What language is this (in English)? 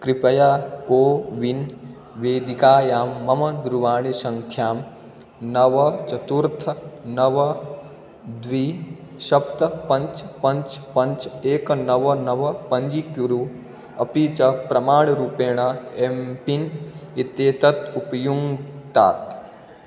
Sanskrit